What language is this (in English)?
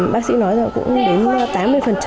Vietnamese